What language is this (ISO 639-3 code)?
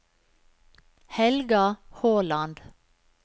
nor